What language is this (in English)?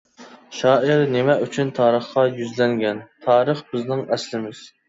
Uyghur